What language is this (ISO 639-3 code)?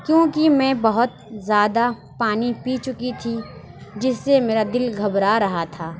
urd